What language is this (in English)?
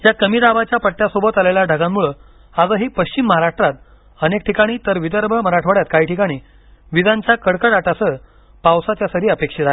Marathi